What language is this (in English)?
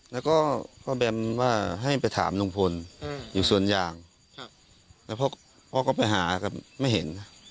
Thai